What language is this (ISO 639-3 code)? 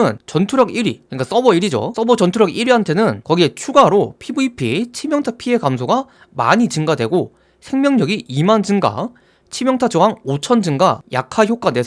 kor